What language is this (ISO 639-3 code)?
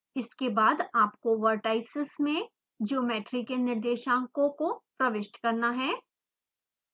hin